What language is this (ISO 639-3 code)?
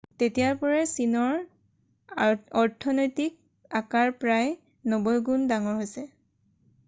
asm